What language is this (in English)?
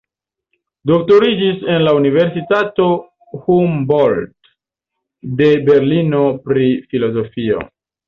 Esperanto